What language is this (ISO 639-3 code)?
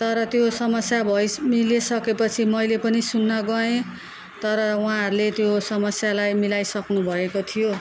nep